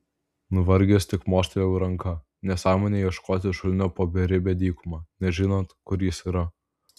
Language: Lithuanian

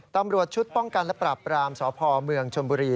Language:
Thai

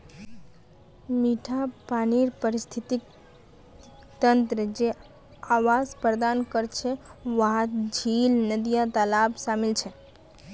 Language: Magahi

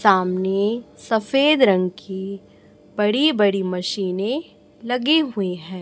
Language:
Hindi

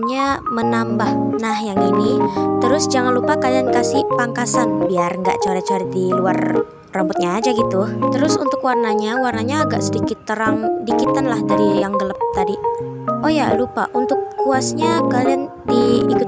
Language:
Indonesian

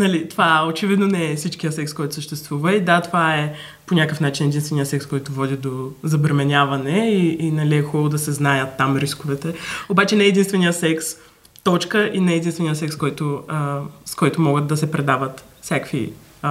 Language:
Bulgarian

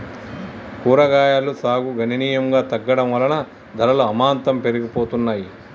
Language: Telugu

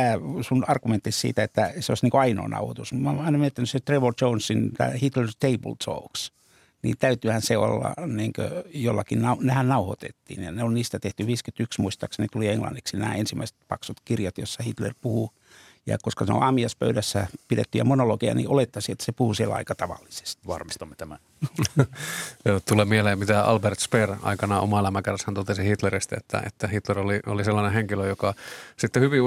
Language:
Finnish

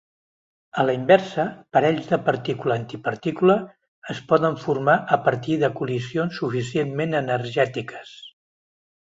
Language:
Catalan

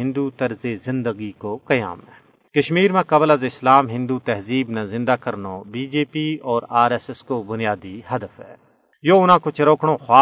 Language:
Urdu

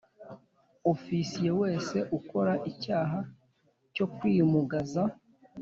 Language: Kinyarwanda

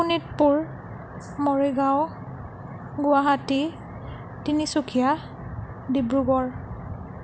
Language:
Assamese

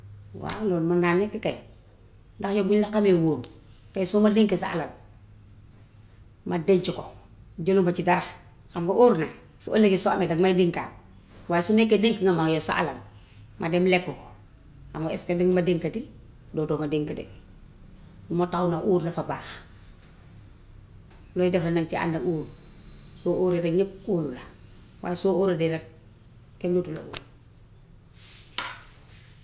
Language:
Gambian Wolof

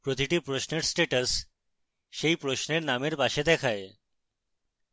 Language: Bangla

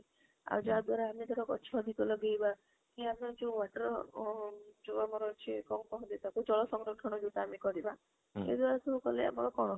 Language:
Odia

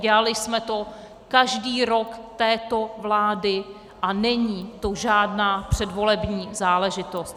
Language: Czech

